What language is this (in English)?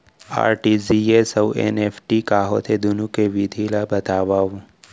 Chhattisgarhi